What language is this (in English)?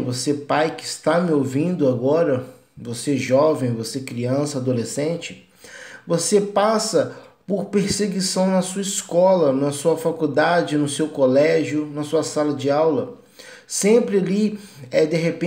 Portuguese